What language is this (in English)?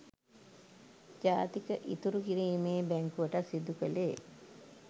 Sinhala